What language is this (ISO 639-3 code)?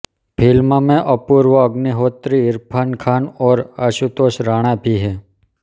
hin